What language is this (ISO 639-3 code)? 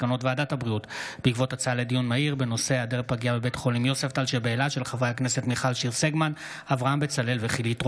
heb